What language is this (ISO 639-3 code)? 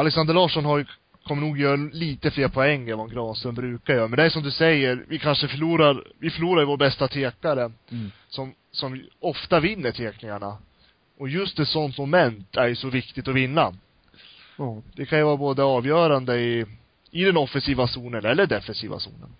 swe